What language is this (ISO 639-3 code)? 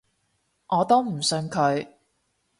yue